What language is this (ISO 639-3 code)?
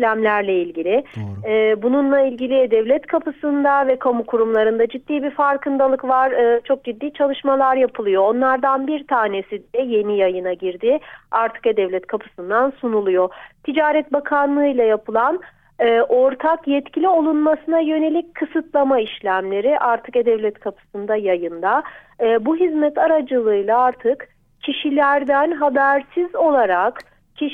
tur